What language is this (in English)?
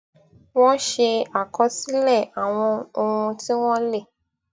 Yoruba